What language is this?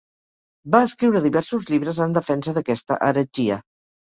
Catalan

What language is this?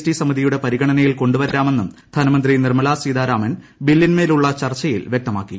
Malayalam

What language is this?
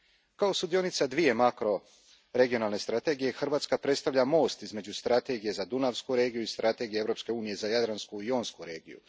Croatian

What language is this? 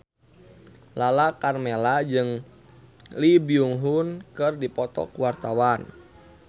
Sundanese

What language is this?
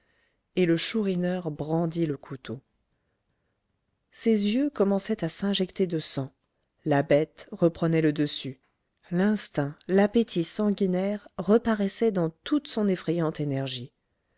French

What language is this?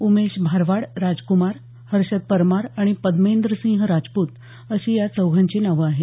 Marathi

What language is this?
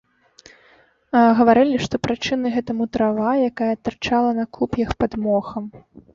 Belarusian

